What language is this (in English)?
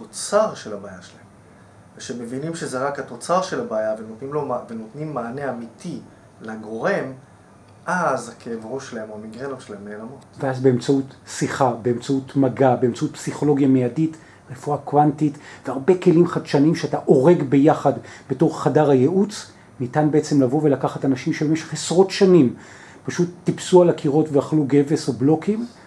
Hebrew